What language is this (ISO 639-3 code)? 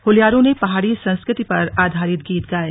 hin